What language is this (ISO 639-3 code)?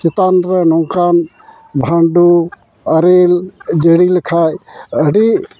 sat